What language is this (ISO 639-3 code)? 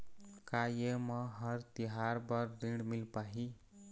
hne